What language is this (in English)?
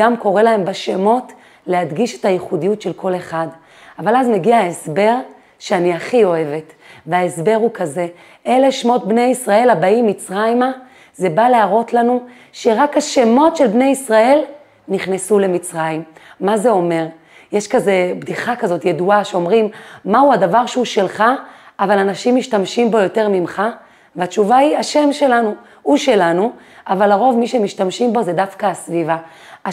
Hebrew